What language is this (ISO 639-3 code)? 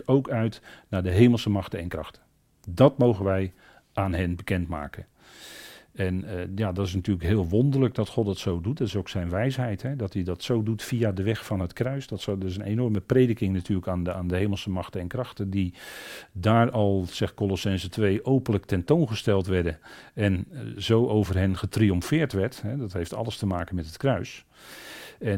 nld